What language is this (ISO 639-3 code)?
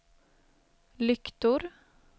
swe